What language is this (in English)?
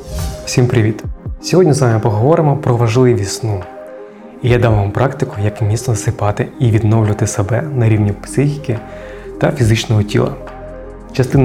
Ukrainian